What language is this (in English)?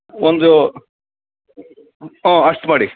Kannada